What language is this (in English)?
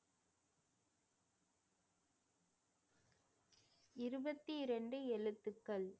Tamil